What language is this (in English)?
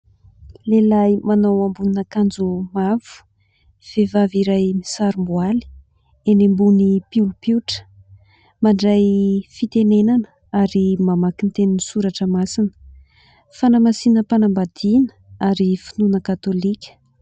Malagasy